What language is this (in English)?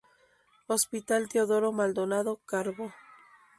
Spanish